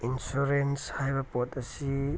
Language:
Manipuri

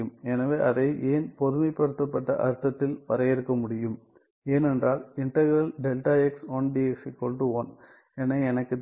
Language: Tamil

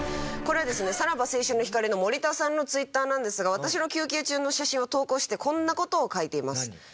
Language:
Japanese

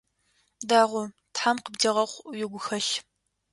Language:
Adyghe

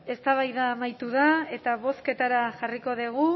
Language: Basque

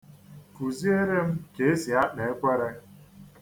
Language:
Igbo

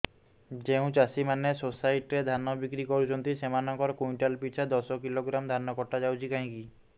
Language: Odia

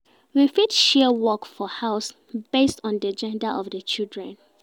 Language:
Nigerian Pidgin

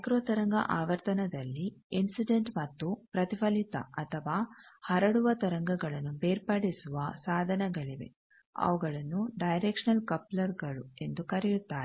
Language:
Kannada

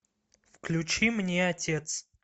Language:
Russian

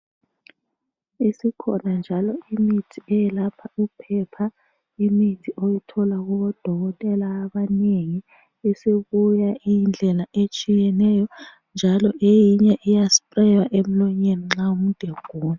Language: North Ndebele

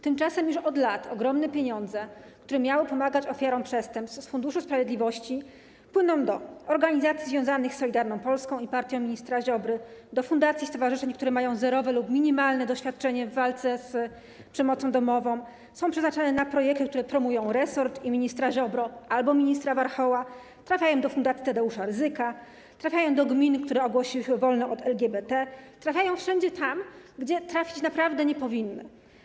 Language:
Polish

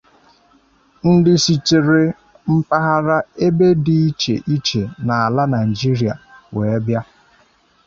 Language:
Igbo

